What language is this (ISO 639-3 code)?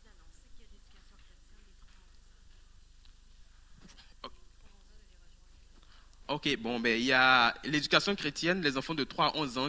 fra